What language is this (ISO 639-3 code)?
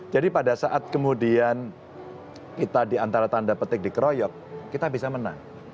ind